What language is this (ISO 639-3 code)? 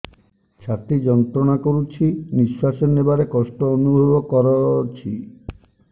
ori